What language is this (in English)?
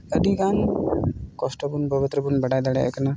Santali